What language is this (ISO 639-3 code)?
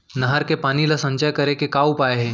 hne